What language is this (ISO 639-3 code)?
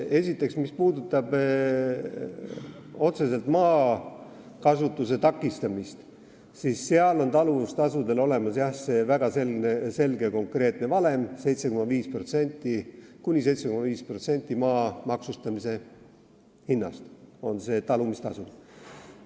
est